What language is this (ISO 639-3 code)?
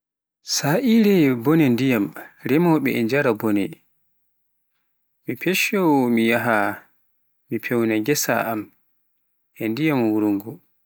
fuf